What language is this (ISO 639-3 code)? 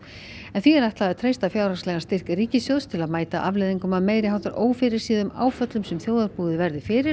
isl